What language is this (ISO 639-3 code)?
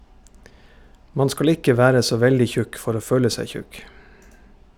nor